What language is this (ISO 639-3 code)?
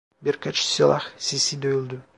tur